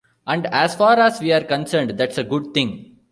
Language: English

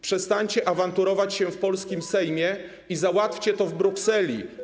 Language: Polish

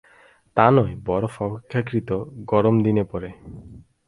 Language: Bangla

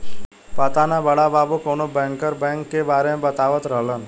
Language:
Bhojpuri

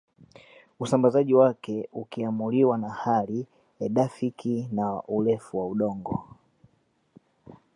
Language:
Swahili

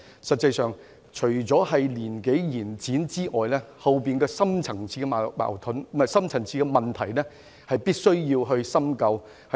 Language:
Cantonese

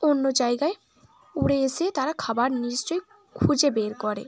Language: Bangla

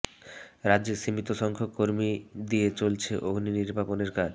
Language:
Bangla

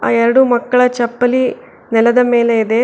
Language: Kannada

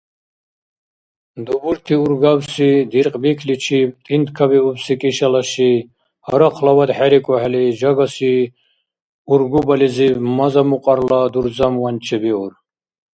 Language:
Dargwa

